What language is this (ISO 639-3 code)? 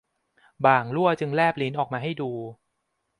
tha